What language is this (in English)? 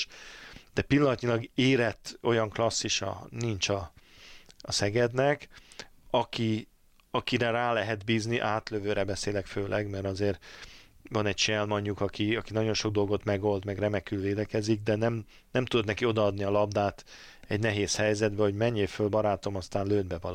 Hungarian